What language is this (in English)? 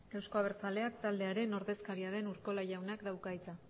Basque